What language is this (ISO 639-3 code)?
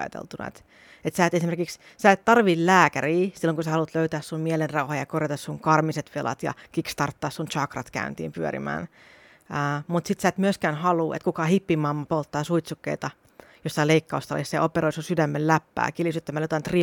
fin